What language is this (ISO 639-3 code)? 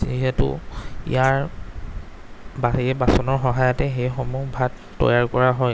asm